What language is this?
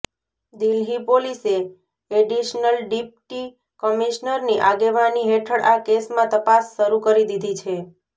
Gujarati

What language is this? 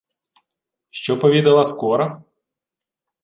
Ukrainian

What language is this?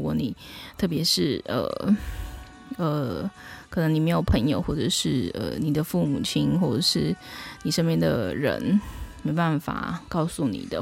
Chinese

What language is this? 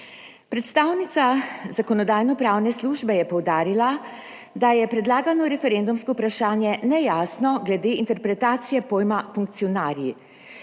Slovenian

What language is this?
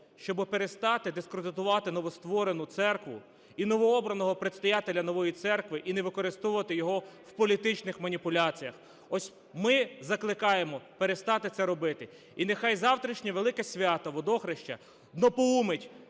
Ukrainian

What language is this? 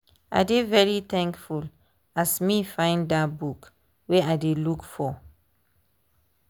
Nigerian Pidgin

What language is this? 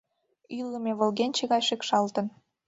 Mari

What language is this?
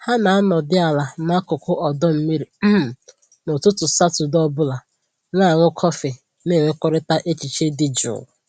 Igbo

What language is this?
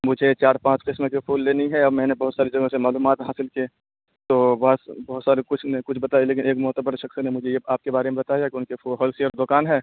Urdu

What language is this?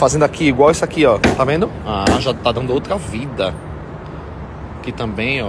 Portuguese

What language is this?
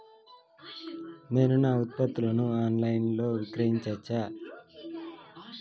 Telugu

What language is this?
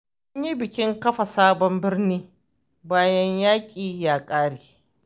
Hausa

